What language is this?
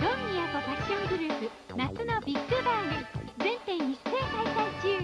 Japanese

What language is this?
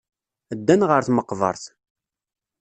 Kabyle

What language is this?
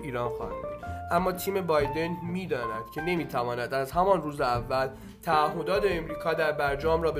Persian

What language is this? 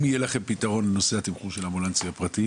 Hebrew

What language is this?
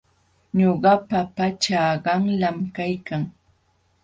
Jauja Wanca Quechua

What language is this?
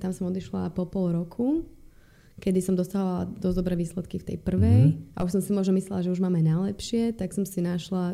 Slovak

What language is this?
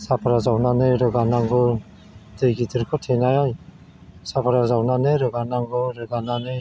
Bodo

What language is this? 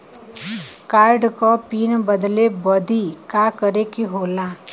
Bhojpuri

